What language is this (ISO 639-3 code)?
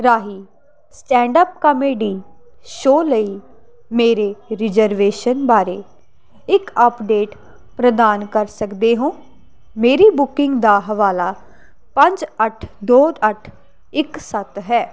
pan